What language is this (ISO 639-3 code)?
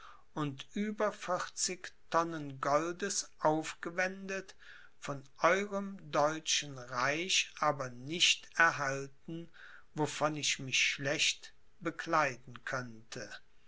deu